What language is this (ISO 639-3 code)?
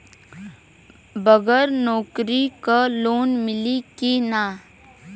bho